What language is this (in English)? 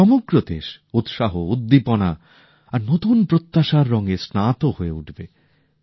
Bangla